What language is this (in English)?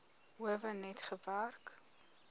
Afrikaans